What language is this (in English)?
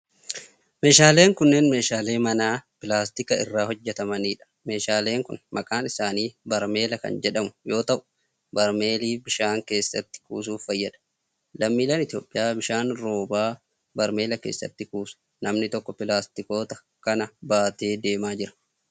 Oromo